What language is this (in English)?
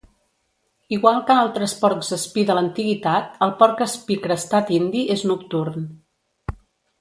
Catalan